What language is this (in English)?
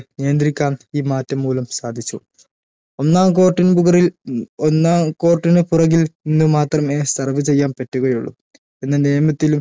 Malayalam